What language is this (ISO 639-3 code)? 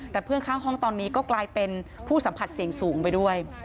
tha